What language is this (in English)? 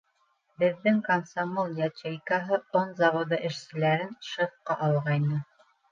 Bashkir